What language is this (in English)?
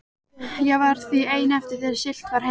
Icelandic